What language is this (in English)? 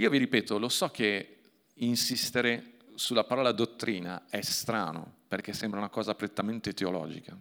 Italian